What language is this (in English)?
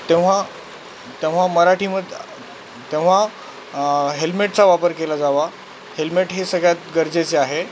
Marathi